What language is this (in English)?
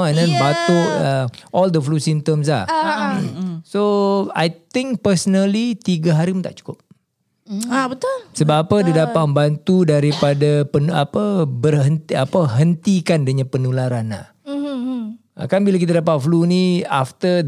Malay